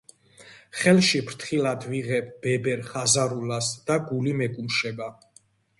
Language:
Georgian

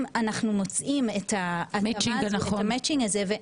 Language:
Hebrew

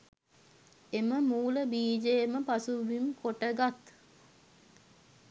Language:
Sinhala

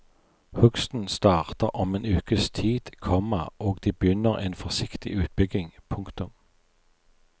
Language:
Norwegian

